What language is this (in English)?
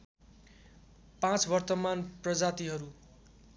Nepali